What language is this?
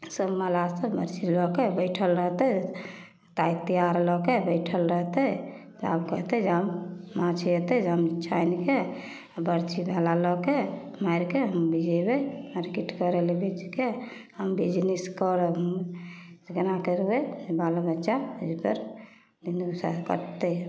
Maithili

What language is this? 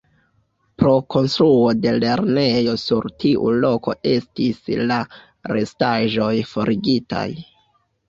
Esperanto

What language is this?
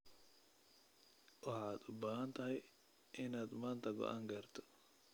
Somali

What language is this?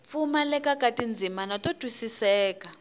Tsonga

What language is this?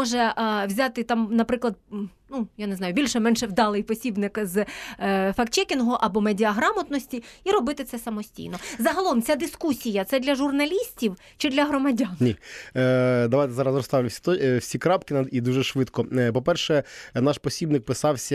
Ukrainian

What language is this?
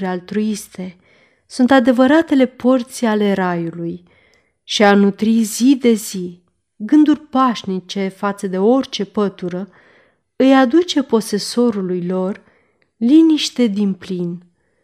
Romanian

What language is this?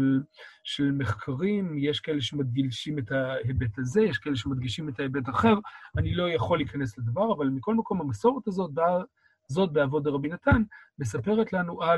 Hebrew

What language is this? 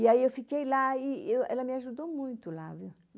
Portuguese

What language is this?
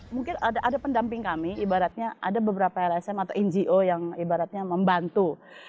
Indonesian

